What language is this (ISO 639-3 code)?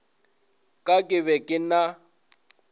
nso